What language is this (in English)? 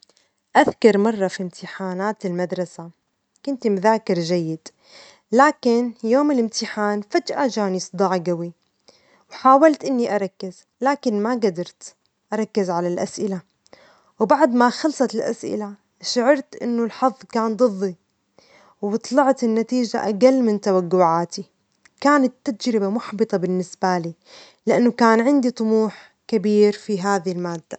Omani Arabic